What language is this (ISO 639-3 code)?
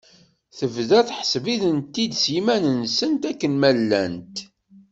kab